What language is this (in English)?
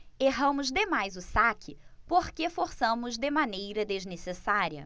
Portuguese